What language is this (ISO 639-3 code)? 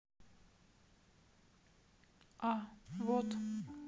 rus